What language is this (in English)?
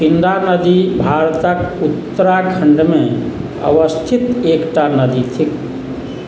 Maithili